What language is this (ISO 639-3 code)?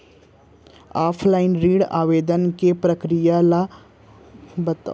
hne